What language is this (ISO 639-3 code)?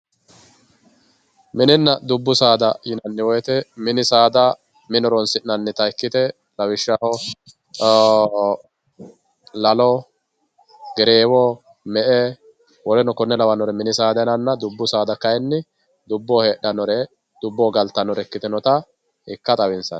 sid